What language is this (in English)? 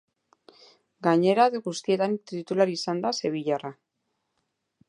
Basque